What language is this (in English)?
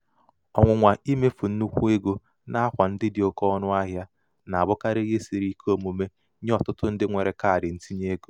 Igbo